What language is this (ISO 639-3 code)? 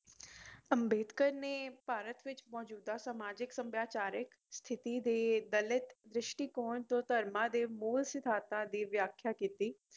pan